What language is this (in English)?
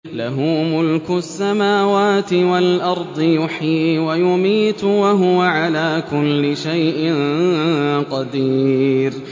Arabic